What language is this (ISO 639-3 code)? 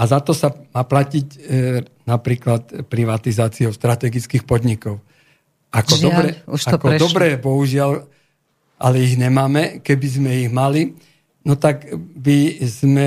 slk